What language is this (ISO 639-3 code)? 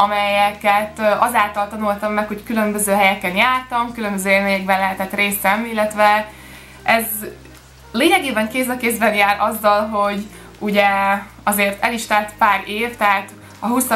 hun